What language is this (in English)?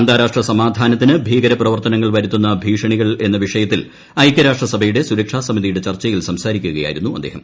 Malayalam